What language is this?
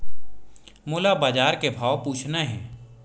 Chhattisgarhi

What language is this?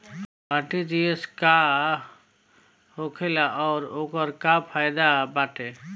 Bhojpuri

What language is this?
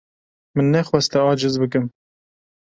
Kurdish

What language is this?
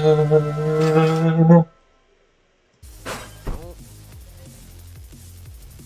Polish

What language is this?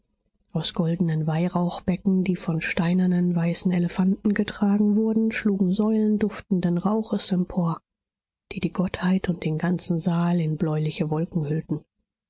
German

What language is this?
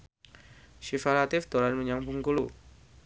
Javanese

